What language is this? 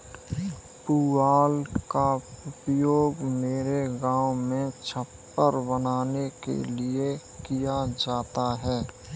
Hindi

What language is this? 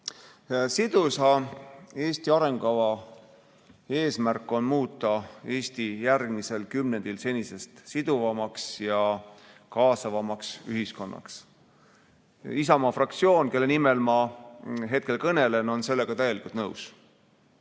Estonian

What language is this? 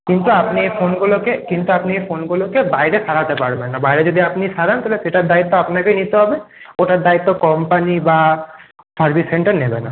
Bangla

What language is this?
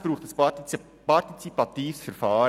Swiss German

